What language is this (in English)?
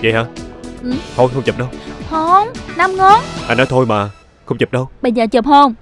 Vietnamese